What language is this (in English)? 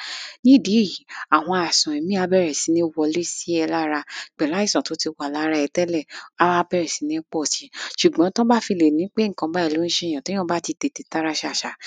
Yoruba